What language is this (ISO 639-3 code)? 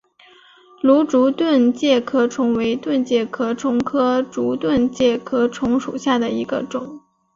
zho